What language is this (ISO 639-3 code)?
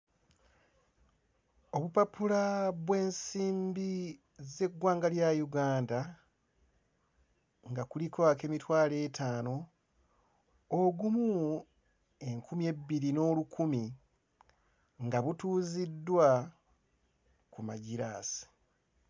lug